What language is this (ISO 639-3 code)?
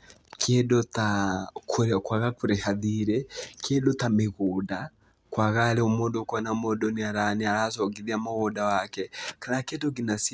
kik